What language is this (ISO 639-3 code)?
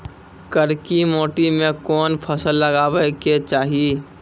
mai